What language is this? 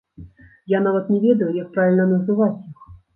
Belarusian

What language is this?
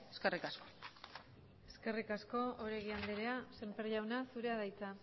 Basque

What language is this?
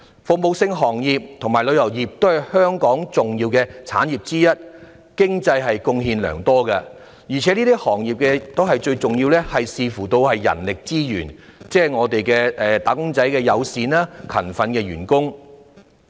Cantonese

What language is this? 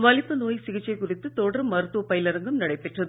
Tamil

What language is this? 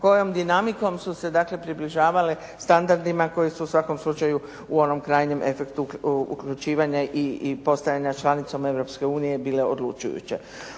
Croatian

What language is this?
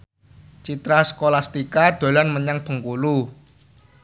Javanese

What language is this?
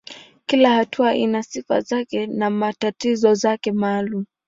Swahili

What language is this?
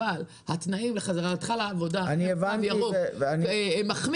Hebrew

